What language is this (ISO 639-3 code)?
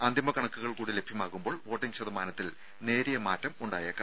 mal